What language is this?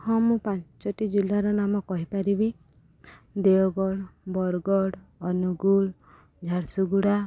Odia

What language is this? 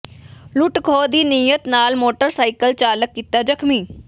Punjabi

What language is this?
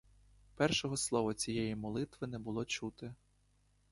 Ukrainian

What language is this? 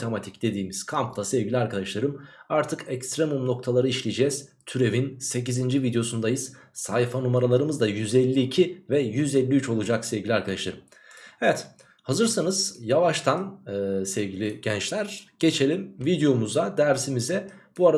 Turkish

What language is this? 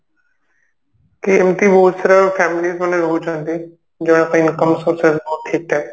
Odia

